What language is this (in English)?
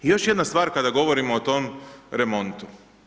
Croatian